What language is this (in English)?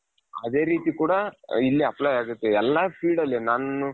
Kannada